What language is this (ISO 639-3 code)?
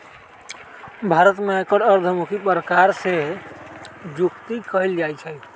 mag